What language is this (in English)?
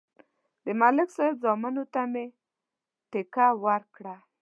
Pashto